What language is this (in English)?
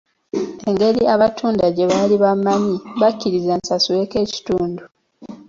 Ganda